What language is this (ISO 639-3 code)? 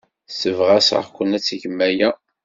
kab